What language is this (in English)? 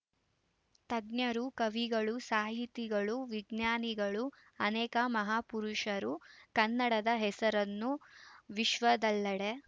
Kannada